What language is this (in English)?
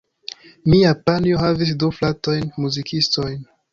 Esperanto